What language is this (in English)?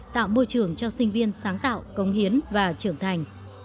Vietnamese